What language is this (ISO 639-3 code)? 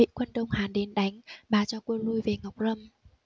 vie